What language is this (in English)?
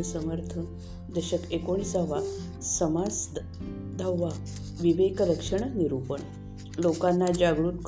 Marathi